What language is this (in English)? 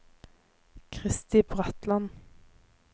Norwegian